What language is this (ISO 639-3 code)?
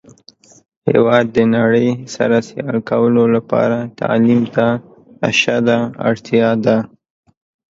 pus